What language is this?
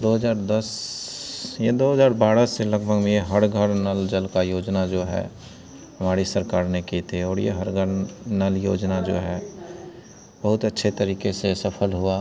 Hindi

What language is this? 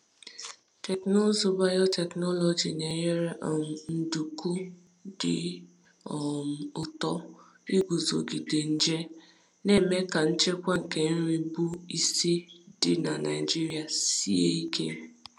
Igbo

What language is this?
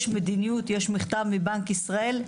Hebrew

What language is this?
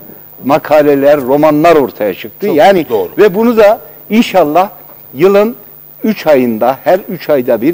Turkish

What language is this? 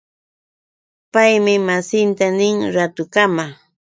Yauyos Quechua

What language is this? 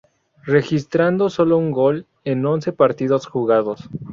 Spanish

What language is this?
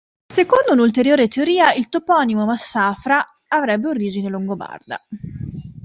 Italian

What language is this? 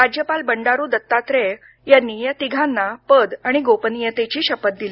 Marathi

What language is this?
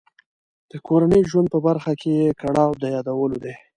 Pashto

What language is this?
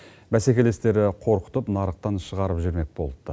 Kazakh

